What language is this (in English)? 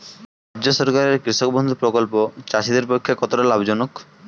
Bangla